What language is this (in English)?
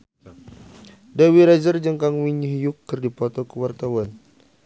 Sundanese